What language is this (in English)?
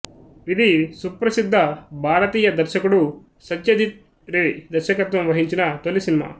Telugu